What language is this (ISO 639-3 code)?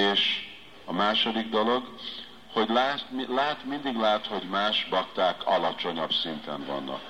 hun